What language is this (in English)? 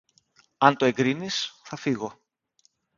Greek